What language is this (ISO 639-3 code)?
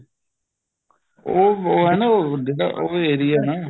pan